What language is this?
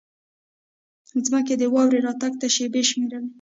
Pashto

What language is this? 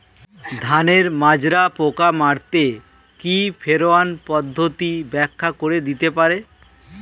Bangla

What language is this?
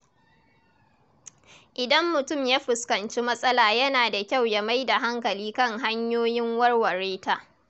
Hausa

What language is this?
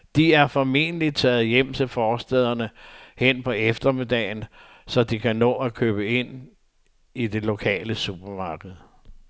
Danish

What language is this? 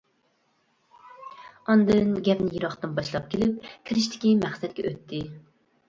Uyghur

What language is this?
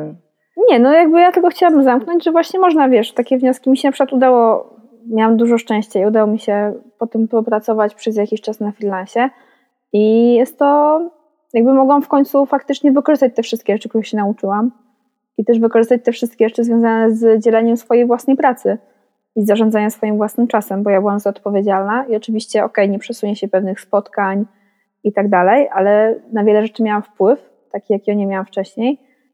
Polish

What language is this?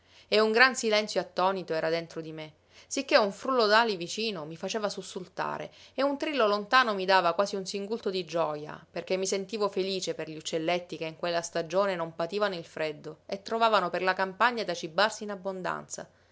Italian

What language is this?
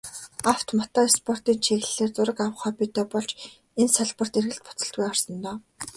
Mongolian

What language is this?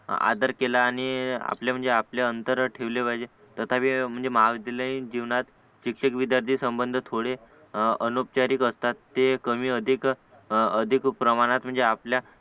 Marathi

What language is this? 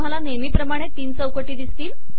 Marathi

